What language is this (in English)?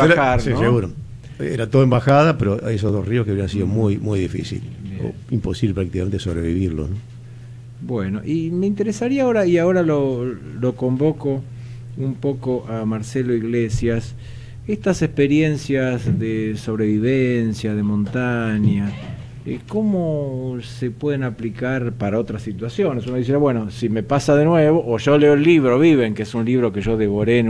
Spanish